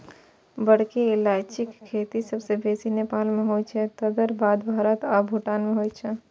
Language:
Maithili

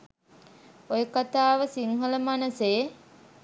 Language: Sinhala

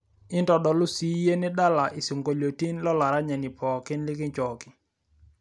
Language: Masai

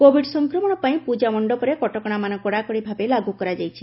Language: Odia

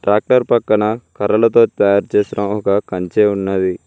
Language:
Telugu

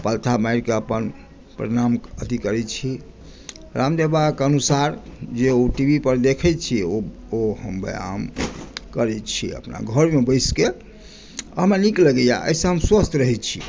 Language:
Maithili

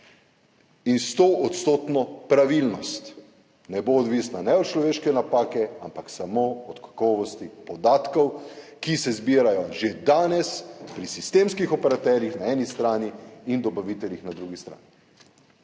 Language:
Slovenian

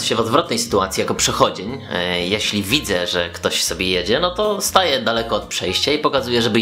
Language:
Polish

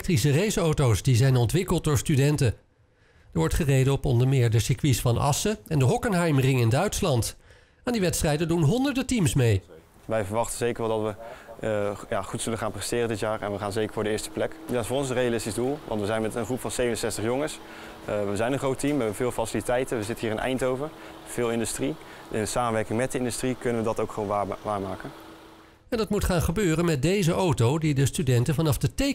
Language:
Dutch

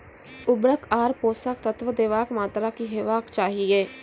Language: Maithili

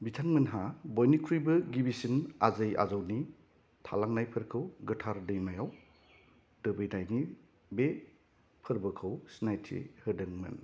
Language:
Bodo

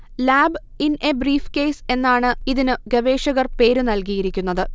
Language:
Malayalam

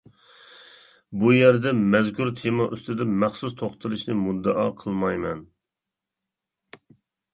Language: Uyghur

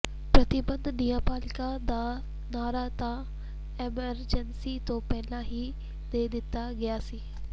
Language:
Punjabi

